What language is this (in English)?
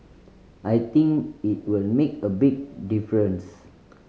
English